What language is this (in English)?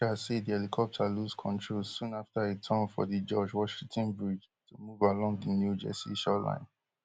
Nigerian Pidgin